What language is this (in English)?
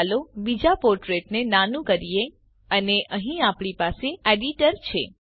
Gujarati